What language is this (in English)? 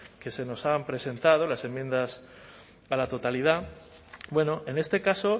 Spanish